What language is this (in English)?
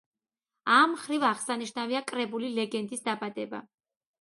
Georgian